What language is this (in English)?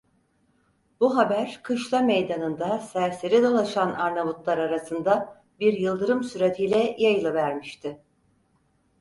Turkish